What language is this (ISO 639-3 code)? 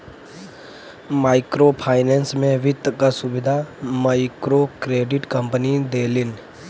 bho